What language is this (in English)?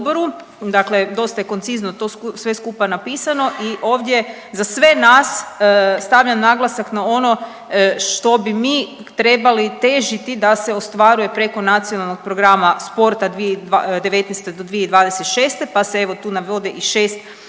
Croatian